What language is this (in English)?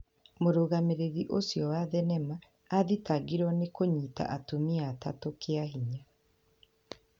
Kikuyu